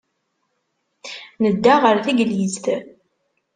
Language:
Kabyle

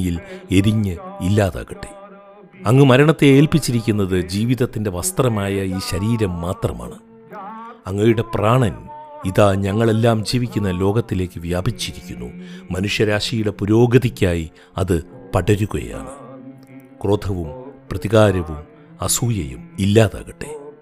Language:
Malayalam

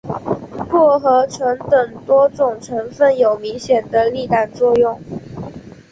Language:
Chinese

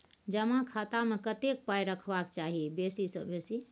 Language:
Maithili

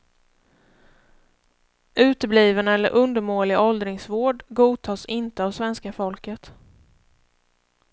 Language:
Swedish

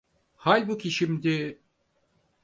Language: Turkish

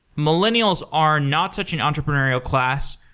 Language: English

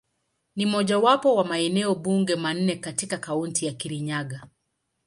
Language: Swahili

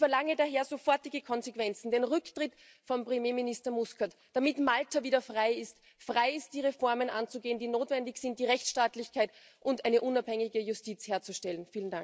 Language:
German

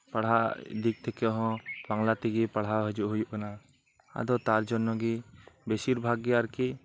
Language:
Santali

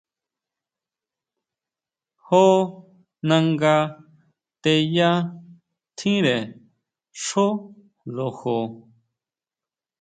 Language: Huautla Mazatec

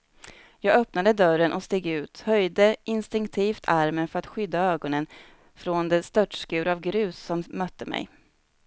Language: Swedish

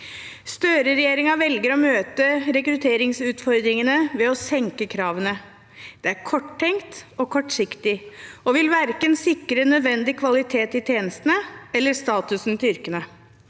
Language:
Norwegian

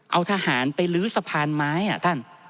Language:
Thai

